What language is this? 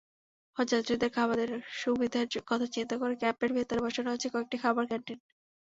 Bangla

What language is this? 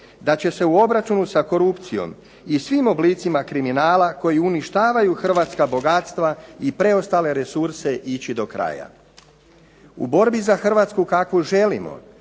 Croatian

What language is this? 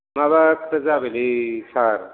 Bodo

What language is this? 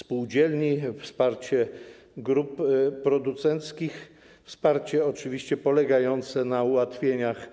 Polish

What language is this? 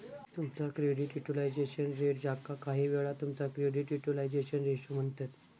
Marathi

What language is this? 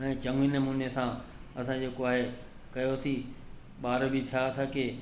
Sindhi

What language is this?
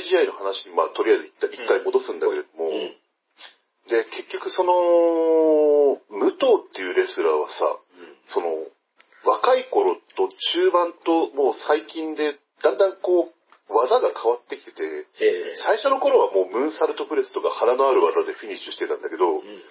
Japanese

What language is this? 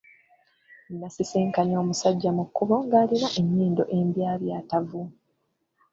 Ganda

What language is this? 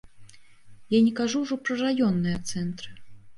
Belarusian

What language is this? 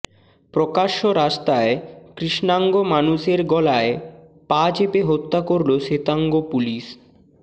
Bangla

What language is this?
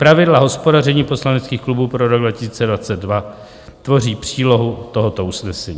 Czech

